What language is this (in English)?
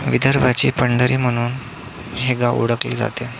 Marathi